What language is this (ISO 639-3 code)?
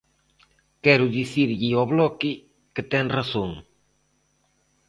glg